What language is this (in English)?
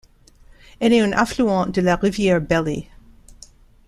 French